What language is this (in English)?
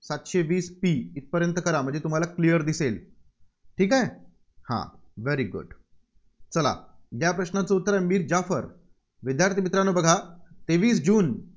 Marathi